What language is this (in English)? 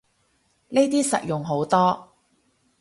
Cantonese